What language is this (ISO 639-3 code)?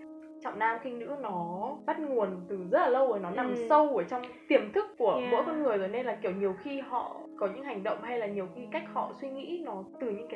vie